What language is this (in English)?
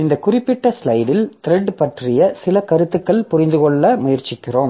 Tamil